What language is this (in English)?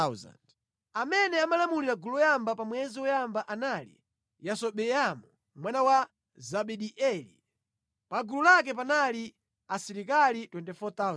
Nyanja